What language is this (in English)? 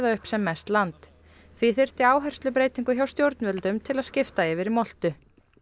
Icelandic